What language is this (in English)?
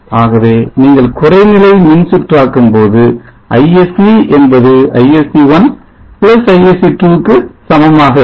Tamil